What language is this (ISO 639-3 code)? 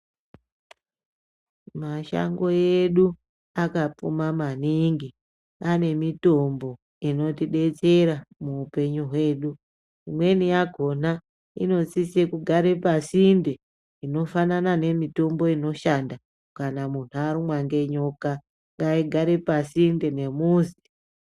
ndc